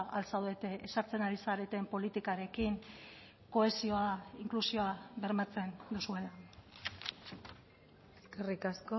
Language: Basque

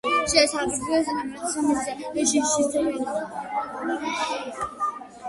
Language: Georgian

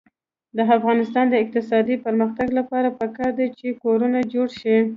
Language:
Pashto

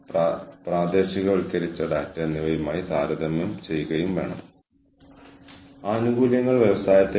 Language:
Malayalam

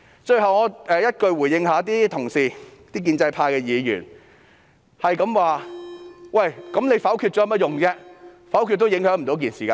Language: Cantonese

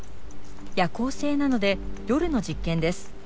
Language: Japanese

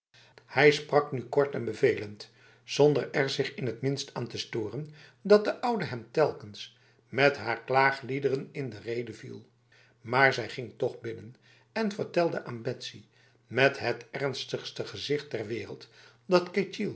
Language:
Dutch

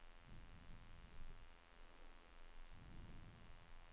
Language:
Swedish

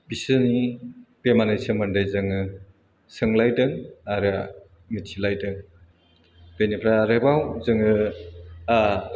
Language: Bodo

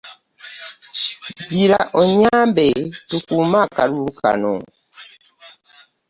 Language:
Ganda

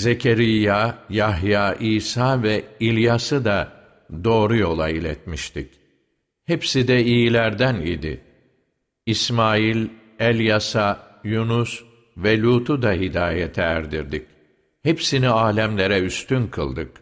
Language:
Turkish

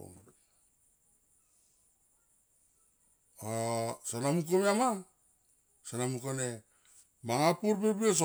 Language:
Tomoip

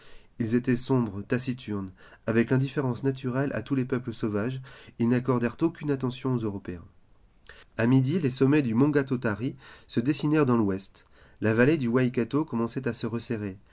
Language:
French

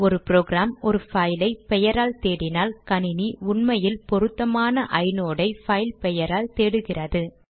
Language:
Tamil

